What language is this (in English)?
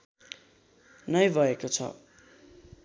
Nepali